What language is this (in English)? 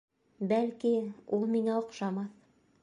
Bashkir